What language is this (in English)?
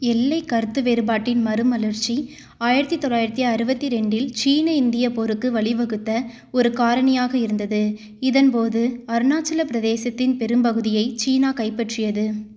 Tamil